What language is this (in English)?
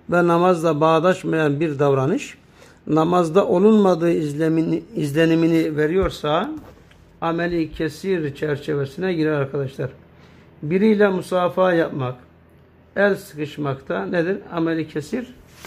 Turkish